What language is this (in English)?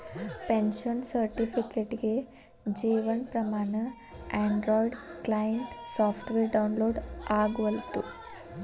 Kannada